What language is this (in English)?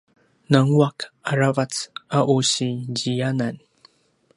Paiwan